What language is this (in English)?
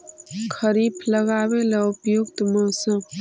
Magahi